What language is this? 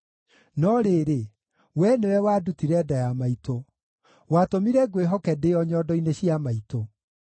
Kikuyu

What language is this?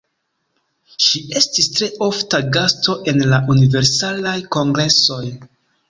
Esperanto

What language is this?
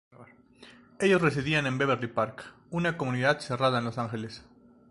Spanish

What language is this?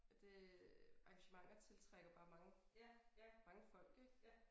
Danish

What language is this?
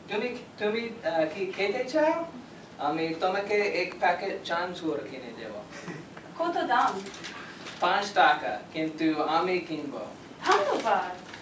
Bangla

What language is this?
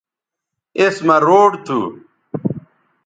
Bateri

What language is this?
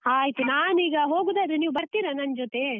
Kannada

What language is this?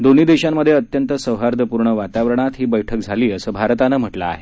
Marathi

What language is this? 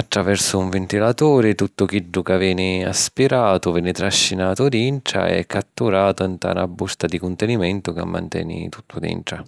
Sicilian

